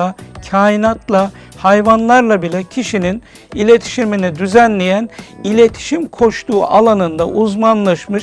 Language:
Turkish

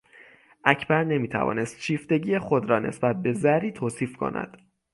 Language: Persian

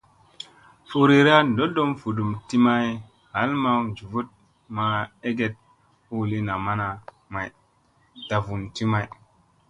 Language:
Musey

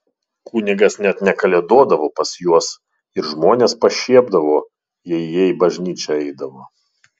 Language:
Lithuanian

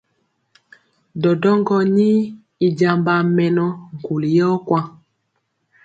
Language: Mpiemo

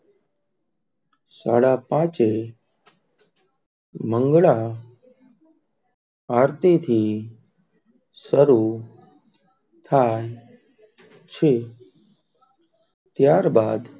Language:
Gujarati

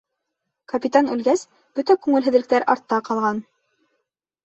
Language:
Bashkir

